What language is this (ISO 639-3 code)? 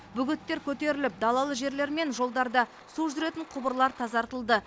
kaz